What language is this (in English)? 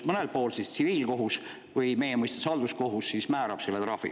Estonian